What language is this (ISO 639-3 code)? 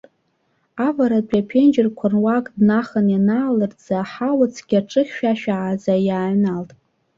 abk